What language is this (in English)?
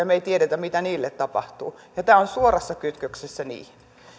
Finnish